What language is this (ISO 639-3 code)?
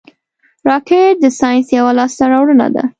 pus